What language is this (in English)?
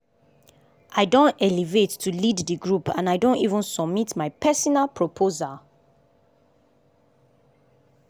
Nigerian Pidgin